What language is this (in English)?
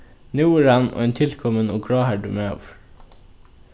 Faroese